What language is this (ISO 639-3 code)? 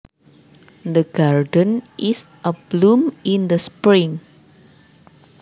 jav